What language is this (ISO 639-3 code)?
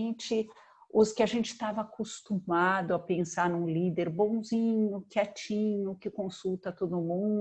por